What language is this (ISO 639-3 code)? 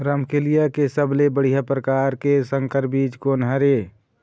hne